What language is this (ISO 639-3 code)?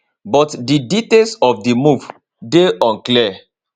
pcm